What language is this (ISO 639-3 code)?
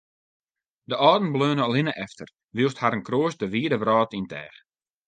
fry